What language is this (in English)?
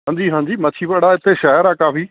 Punjabi